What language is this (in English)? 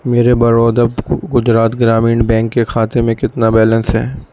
Urdu